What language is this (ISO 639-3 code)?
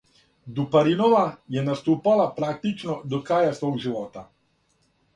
srp